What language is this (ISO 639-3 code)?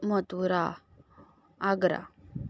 kok